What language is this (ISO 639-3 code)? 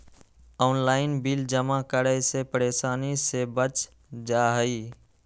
mag